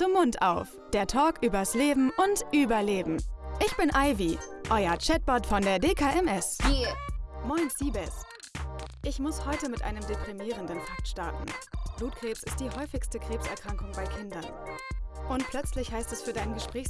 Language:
German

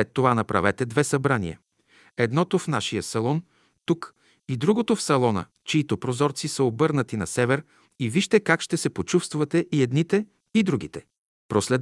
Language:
Bulgarian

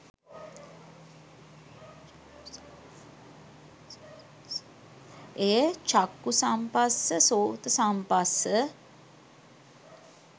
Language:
Sinhala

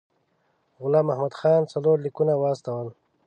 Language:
Pashto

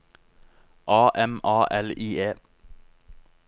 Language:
Norwegian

